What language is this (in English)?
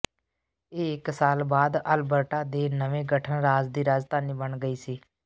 Punjabi